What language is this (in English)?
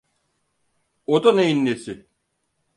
Turkish